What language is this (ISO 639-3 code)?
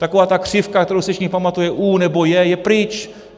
ces